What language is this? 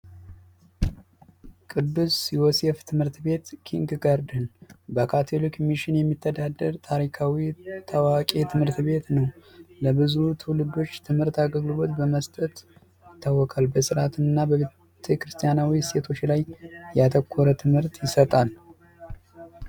Amharic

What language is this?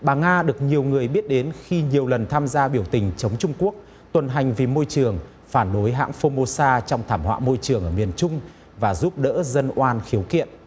Vietnamese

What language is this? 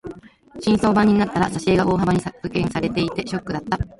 Japanese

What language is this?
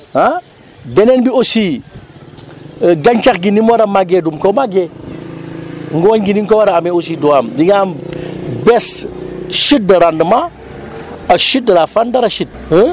Wolof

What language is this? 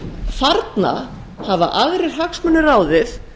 Icelandic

